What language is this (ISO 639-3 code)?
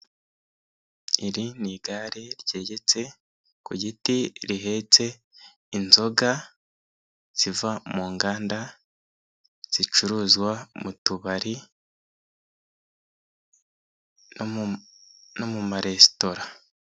kin